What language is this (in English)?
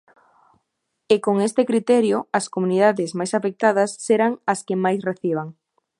Galician